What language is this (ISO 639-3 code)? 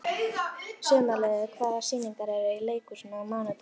isl